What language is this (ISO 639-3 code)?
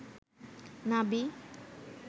ben